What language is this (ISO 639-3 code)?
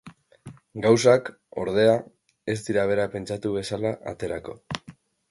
eus